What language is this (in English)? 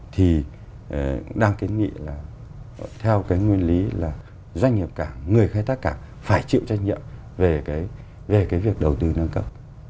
Vietnamese